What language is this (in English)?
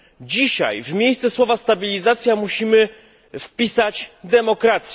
Polish